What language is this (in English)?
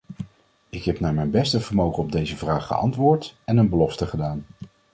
Dutch